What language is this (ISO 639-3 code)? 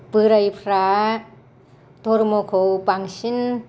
brx